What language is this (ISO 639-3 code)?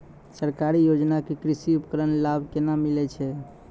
mai